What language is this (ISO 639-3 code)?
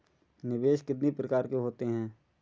hin